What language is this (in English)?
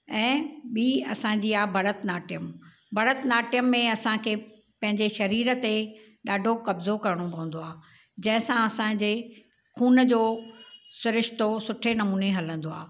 Sindhi